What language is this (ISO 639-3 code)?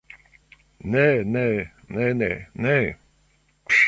epo